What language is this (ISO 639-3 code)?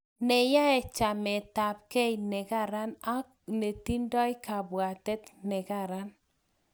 kln